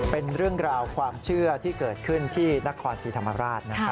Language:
Thai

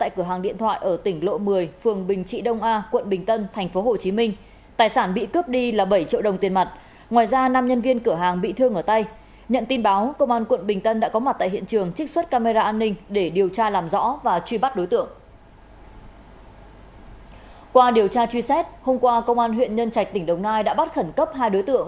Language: Vietnamese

